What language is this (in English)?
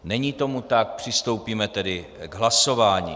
Czech